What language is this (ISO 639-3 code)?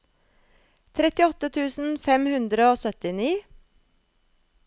nor